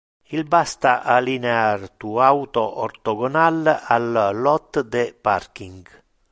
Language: Interlingua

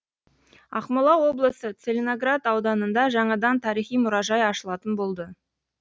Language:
Kazakh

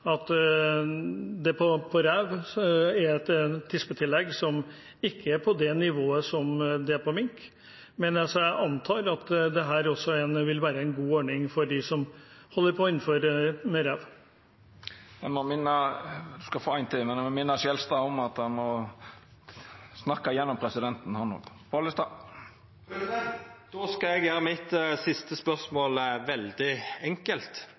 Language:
Norwegian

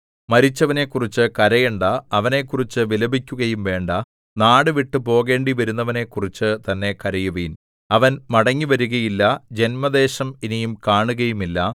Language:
Malayalam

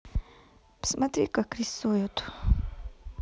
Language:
Russian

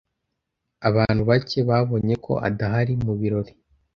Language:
Kinyarwanda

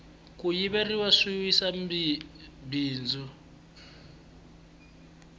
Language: Tsonga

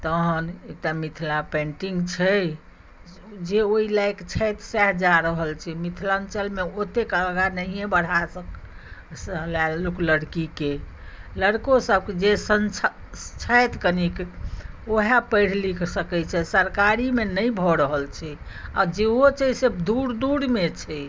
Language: Maithili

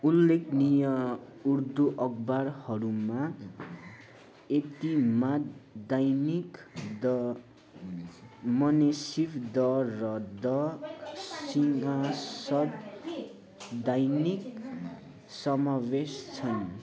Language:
Nepali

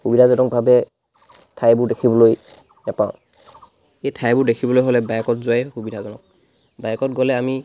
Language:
Assamese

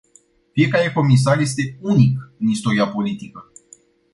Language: Romanian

